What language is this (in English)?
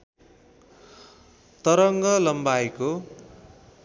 Nepali